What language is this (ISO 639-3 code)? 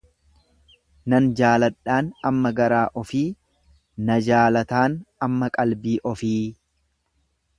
orm